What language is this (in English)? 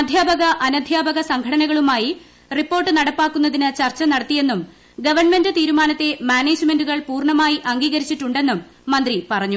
Malayalam